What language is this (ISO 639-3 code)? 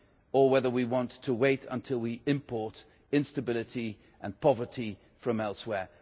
eng